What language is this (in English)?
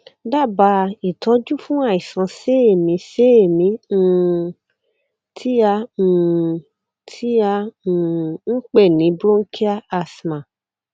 Yoruba